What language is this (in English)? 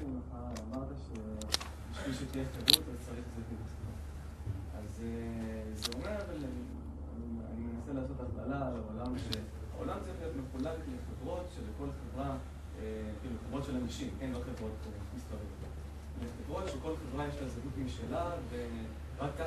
Hebrew